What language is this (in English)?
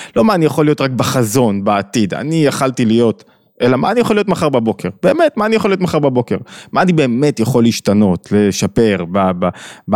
Hebrew